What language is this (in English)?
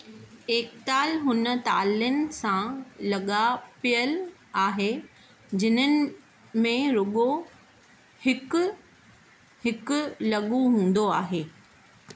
Sindhi